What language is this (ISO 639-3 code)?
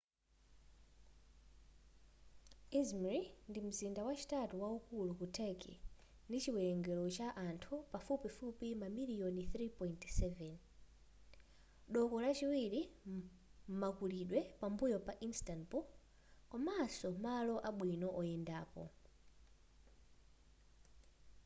nya